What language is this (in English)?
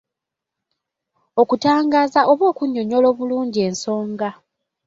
Ganda